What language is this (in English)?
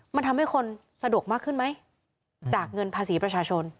Thai